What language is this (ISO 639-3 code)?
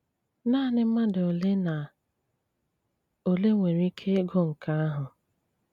ibo